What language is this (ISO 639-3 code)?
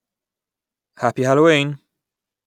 eng